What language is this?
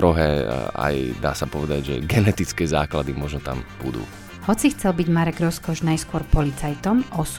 Slovak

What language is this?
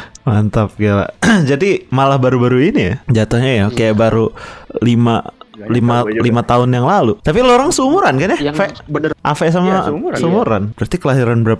Indonesian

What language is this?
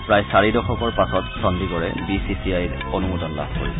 Assamese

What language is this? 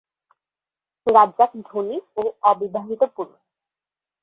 Bangla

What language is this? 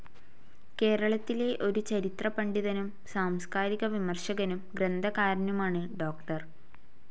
Malayalam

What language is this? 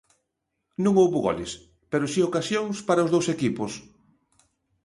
Galician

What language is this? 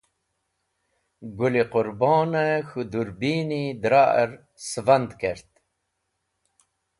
Wakhi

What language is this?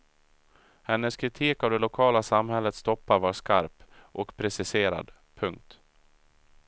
Swedish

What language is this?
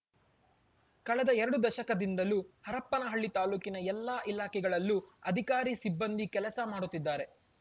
Kannada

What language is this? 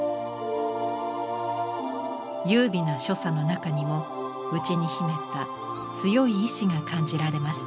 Japanese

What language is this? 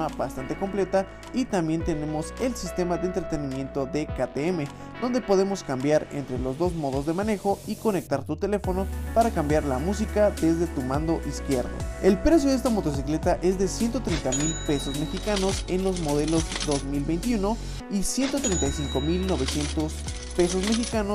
Spanish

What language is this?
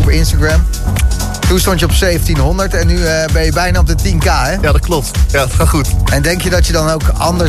Dutch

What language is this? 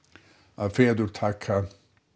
Icelandic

